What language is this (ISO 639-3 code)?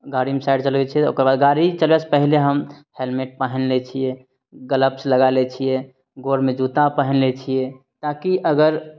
mai